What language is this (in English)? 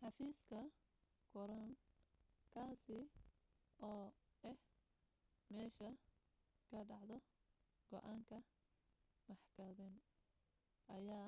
Somali